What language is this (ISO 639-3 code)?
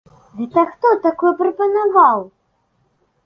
bel